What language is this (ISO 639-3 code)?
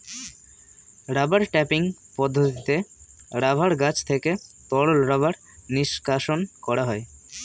ben